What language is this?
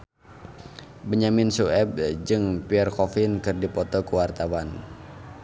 Sundanese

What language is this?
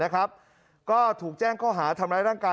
Thai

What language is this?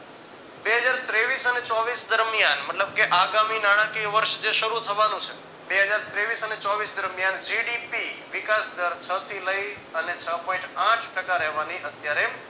Gujarati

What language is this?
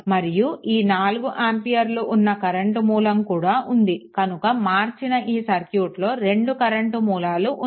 Telugu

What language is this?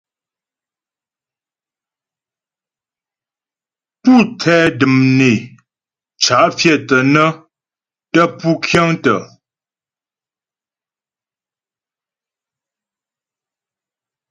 Ghomala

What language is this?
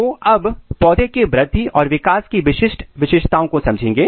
Hindi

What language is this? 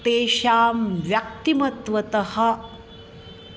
Sanskrit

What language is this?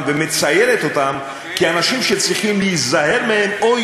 Hebrew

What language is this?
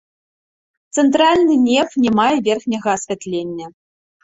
Belarusian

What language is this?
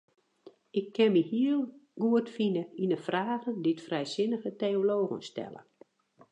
Western Frisian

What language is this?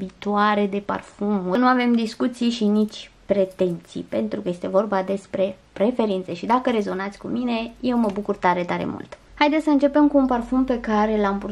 Romanian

